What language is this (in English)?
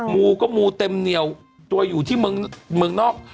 Thai